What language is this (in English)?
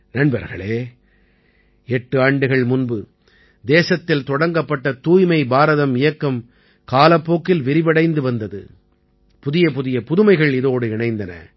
Tamil